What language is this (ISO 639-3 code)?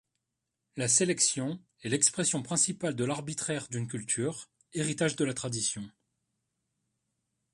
fra